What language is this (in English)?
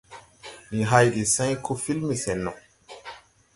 Tupuri